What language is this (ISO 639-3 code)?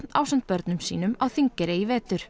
isl